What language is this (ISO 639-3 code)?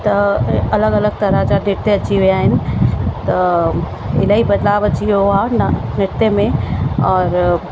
snd